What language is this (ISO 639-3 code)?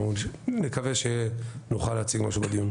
heb